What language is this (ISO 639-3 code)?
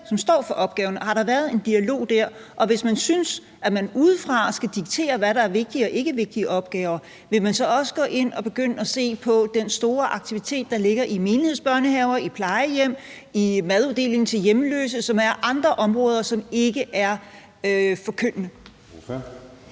dan